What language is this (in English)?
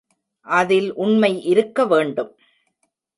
Tamil